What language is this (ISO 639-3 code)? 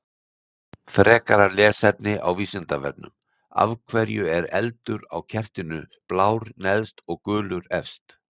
isl